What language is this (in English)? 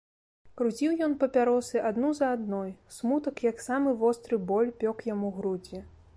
Belarusian